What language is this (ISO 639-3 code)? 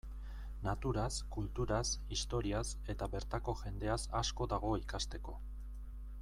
eus